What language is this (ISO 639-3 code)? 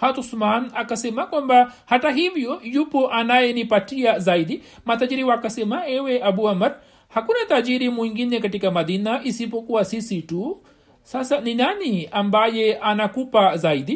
swa